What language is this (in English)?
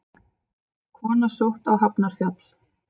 Icelandic